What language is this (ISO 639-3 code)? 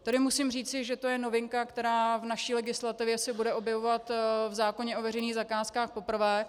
ces